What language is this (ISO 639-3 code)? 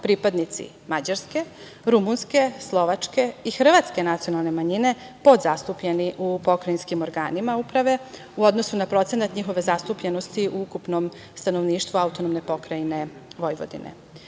srp